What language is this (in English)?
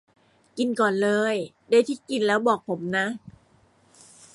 Thai